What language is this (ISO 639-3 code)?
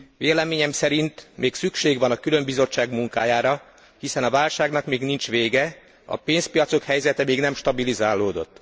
hun